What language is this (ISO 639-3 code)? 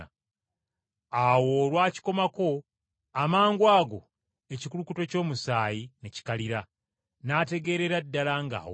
lug